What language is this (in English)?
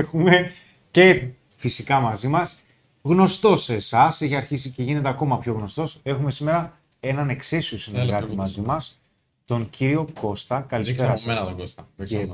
Greek